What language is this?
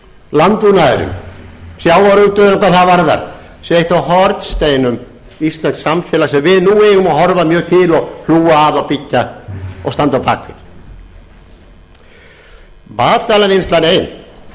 Icelandic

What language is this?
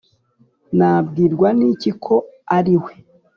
Kinyarwanda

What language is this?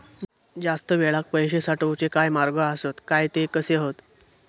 Marathi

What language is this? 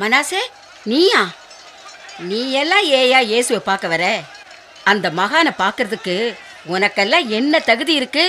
Tamil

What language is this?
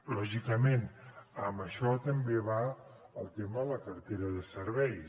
Catalan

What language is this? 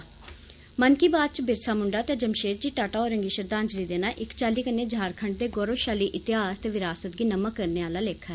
Dogri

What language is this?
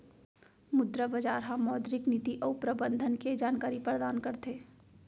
Chhattisgarhi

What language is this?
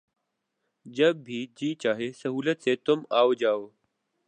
Urdu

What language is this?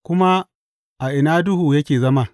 Hausa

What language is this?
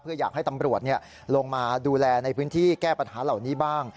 Thai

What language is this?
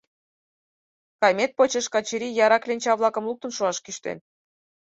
Mari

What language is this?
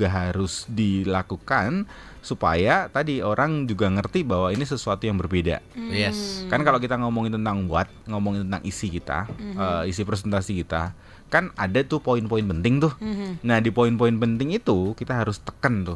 Indonesian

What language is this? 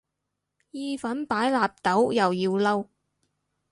Cantonese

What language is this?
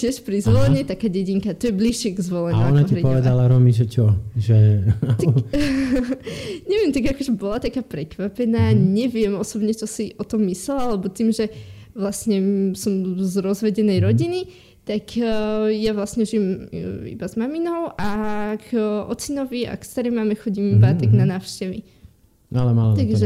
Slovak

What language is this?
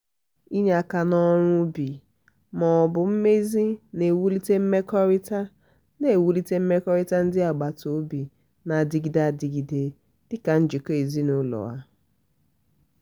Igbo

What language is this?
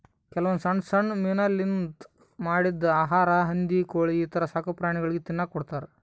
Kannada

